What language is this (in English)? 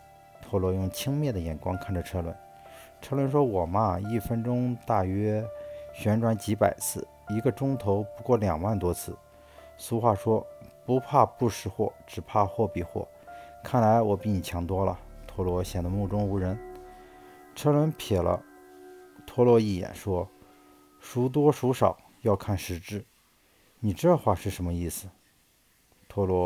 Chinese